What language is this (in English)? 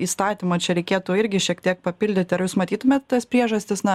Lithuanian